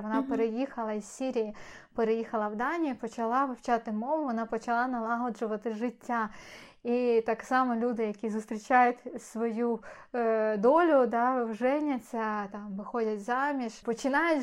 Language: Ukrainian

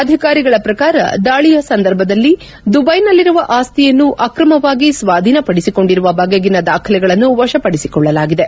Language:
Kannada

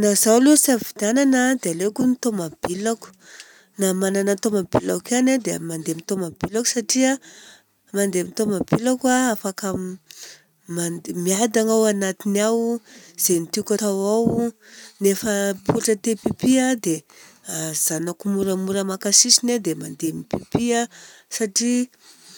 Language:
Southern Betsimisaraka Malagasy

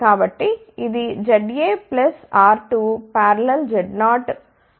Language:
Telugu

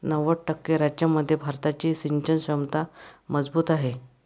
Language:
Marathi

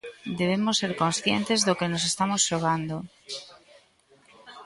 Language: Galician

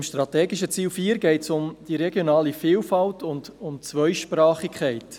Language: Swiss German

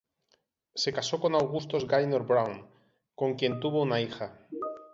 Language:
Spanish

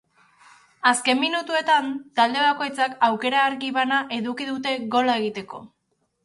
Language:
Basque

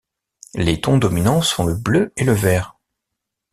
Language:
French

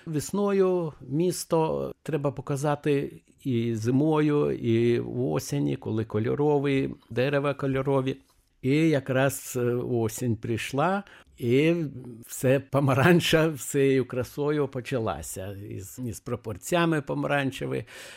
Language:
Ukrainian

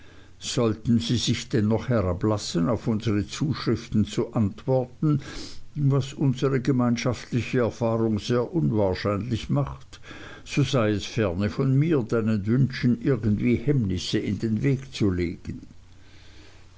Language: German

